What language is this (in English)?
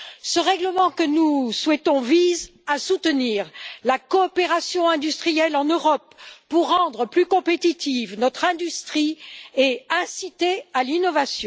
French